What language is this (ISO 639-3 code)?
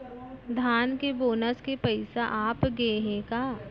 hne